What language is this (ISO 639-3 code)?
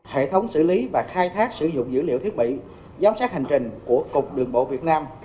vie